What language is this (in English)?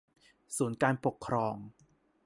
Thai